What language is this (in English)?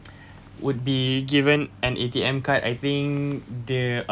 English